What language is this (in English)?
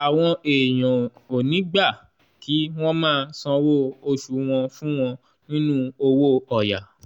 Yoruba